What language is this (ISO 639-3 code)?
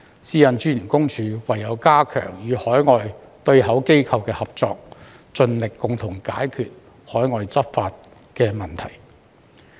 yue